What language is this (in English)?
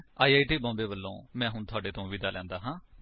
Punjabi